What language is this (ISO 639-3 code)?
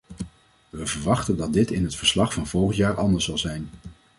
nld